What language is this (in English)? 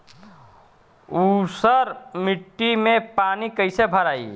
Bhojpuri